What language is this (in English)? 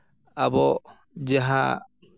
Santali